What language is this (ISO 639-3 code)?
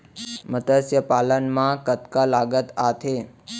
hne